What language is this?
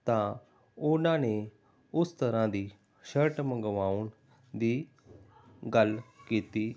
Punjabi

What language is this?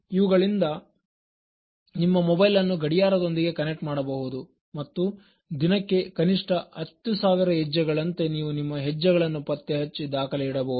Kannada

